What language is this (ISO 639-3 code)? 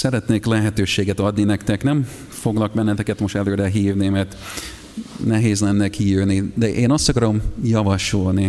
hun